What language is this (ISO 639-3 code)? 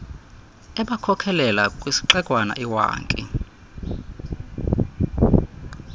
xho